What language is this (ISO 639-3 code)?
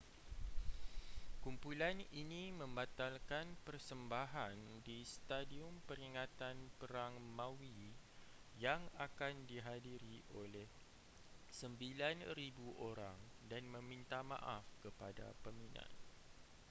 msa